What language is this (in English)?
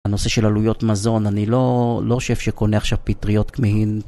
Hebrew